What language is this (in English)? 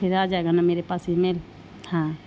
Urdu